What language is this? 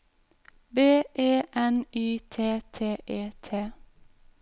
Norwegian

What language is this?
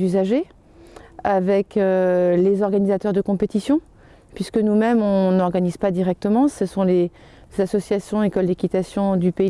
French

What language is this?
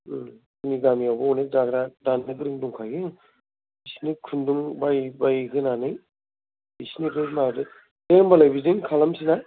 Bodo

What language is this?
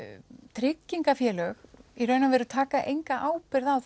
Icelandic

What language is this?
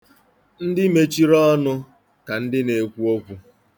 Igbo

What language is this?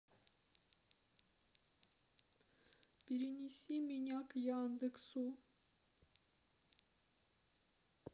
Russian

